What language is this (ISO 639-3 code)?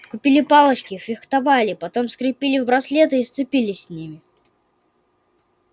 rus